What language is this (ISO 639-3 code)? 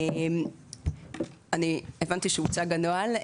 heb